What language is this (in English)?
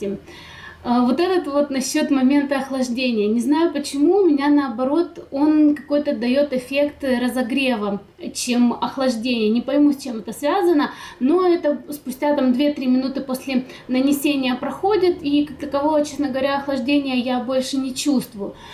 Russian